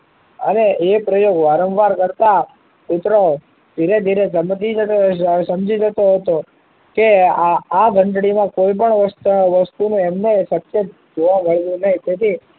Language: Gujarati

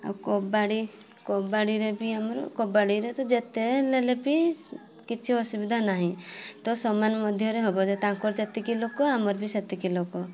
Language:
Odia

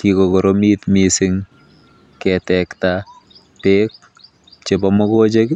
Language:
Kalenjin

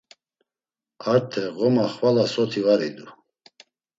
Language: Laz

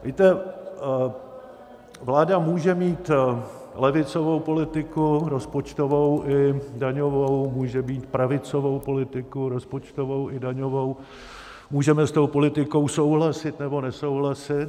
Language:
Czech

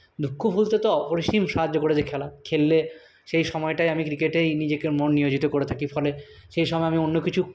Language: Bangla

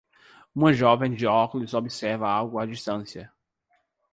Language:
Portuguese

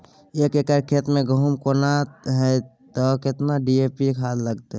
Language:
Maithili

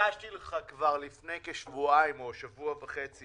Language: Hebrew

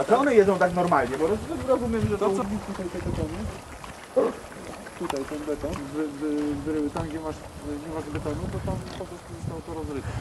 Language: Polish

